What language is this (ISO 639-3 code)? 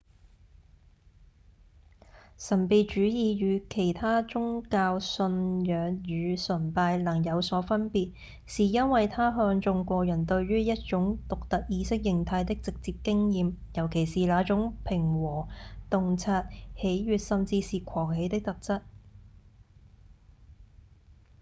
yue